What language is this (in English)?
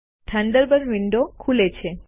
Gujarati